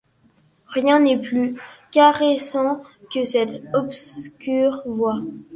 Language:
French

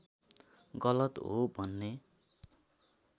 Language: Nepali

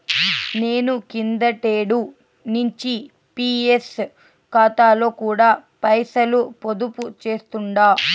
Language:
Telugu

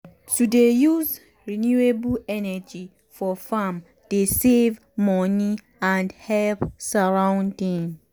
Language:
Nigerian Pidgin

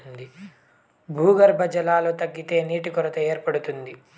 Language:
Telugu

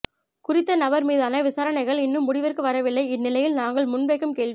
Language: Tamil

